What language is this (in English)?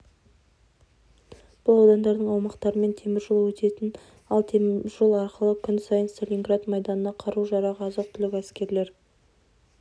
Kazakh